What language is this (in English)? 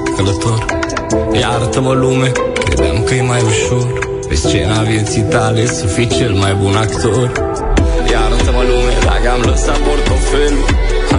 Romanian